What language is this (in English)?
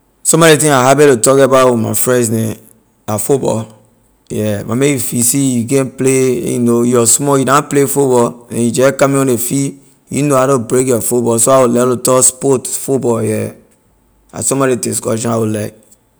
Liberian English